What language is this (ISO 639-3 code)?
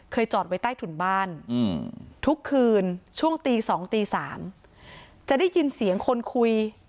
tha